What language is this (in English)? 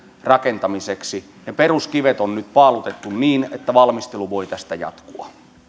Finnish